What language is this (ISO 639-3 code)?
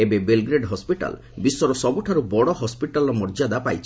ori